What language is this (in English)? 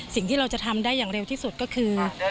Thai